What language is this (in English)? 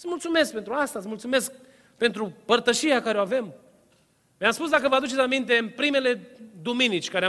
Romanian